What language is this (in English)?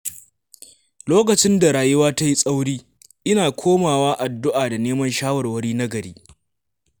Hausa